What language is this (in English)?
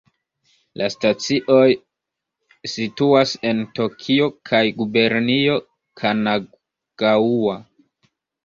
Esperanto